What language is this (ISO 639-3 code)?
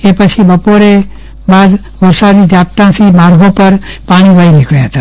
guj